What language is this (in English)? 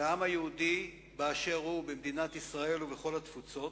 Hebrew